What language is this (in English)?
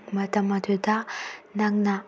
Manipuri